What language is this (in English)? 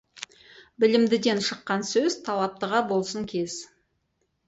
Kazakh